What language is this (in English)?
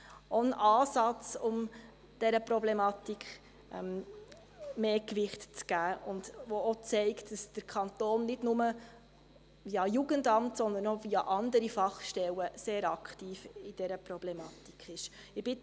Swiss German